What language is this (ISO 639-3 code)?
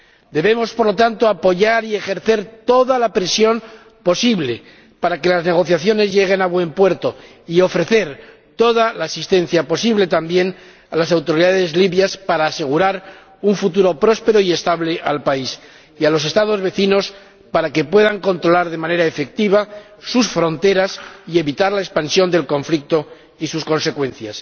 spa